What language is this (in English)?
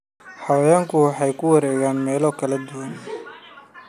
Somali